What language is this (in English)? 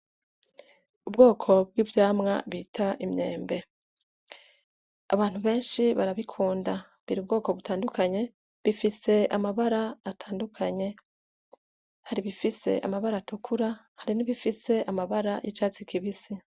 Rundi